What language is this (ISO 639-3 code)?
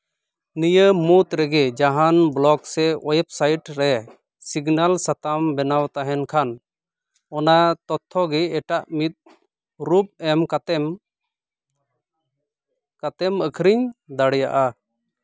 sat